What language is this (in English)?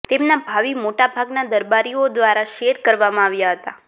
Gujarati